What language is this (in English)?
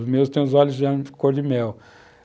Portuguese